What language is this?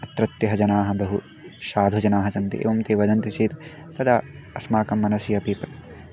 Sanskrit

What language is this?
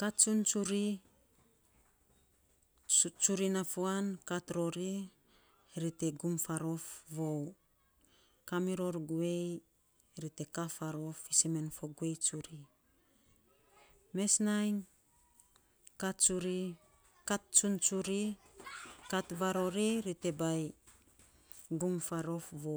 Saposa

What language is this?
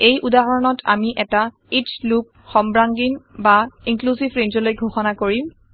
Assamese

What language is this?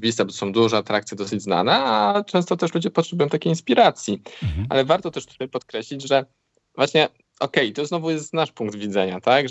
Polish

